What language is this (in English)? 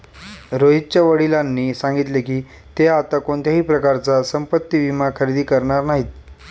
Marathi